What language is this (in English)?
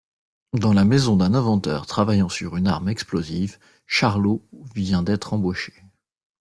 French